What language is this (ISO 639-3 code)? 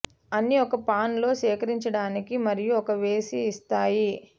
tel